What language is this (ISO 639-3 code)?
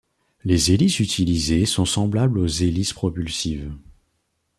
fra